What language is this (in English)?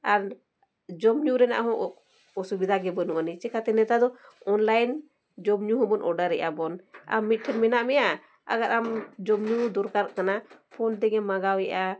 Santali